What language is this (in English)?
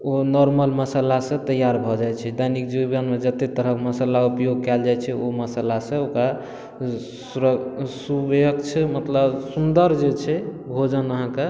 Maithili